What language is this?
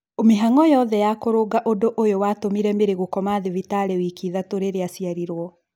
Kikuyu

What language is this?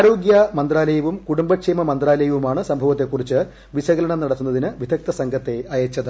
Malayalam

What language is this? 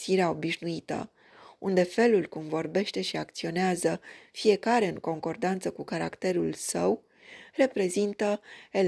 Romanian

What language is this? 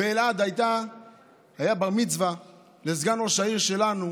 Hebrew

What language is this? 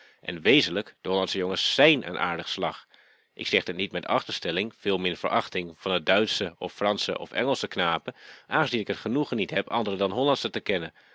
Dutch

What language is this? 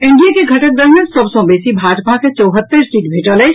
Maithili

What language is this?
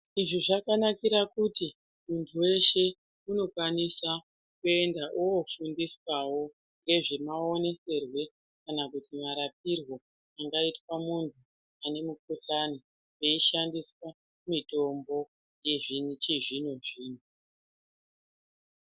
Ndau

